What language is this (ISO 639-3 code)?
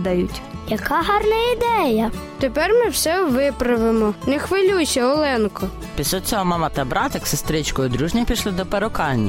ukr